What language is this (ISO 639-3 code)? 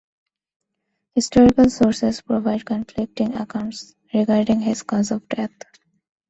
eng